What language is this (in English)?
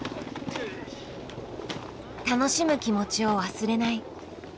Japanese